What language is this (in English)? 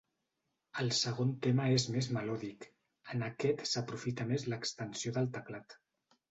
Catalan